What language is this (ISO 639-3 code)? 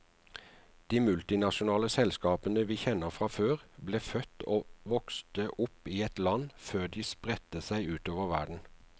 nor